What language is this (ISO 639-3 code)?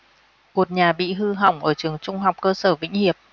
vie